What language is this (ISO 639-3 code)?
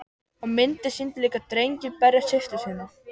isl